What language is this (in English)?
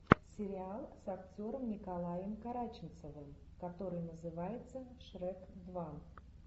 Russian